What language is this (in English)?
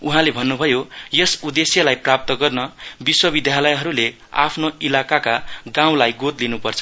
Nepali